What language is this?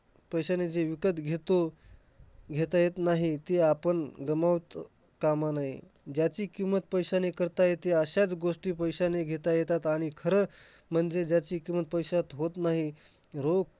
Marathi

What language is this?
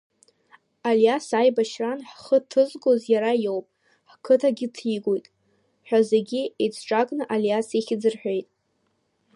Abkhazian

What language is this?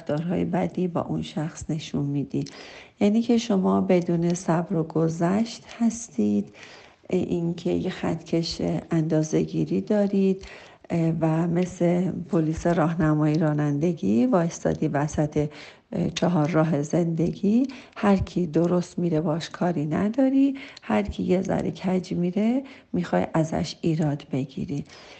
Persian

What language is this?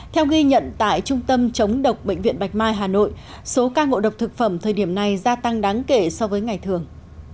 Vietnamese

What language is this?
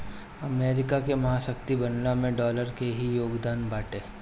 Bhojpuri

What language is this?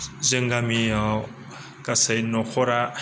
Bodo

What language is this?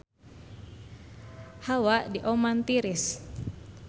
Sundanese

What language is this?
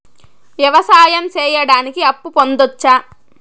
Telugu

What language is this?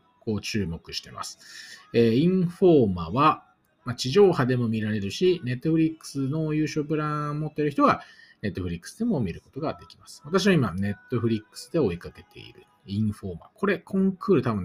Japanese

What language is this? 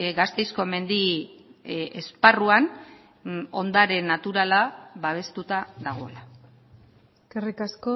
Basque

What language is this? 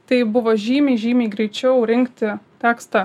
Lithuanian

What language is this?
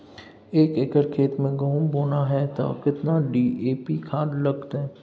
Maithili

